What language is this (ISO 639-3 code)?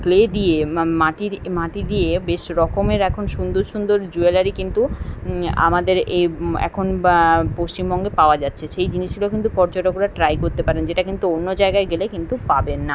ben